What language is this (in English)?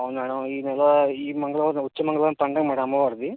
Telugu